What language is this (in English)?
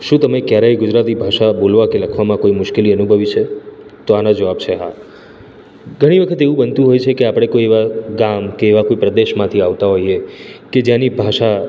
Gujarati